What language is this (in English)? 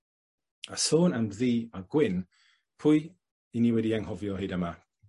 Welsh